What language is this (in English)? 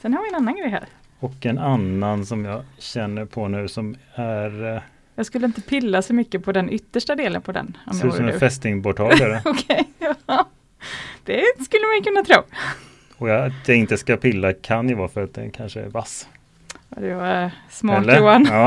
Swedish